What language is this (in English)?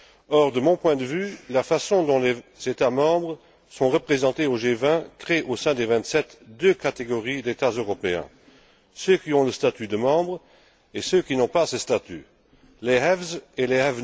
French